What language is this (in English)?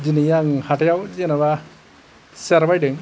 Bodo